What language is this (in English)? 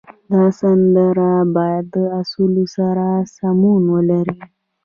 Pashto